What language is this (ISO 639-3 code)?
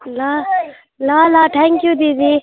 nep